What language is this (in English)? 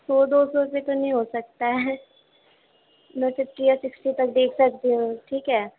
Urdu